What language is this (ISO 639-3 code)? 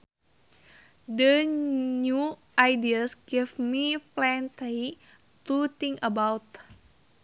sun